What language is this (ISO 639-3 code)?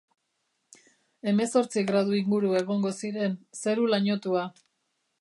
eus